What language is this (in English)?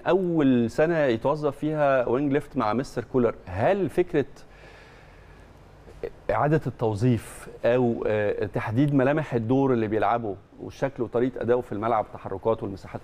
Arabic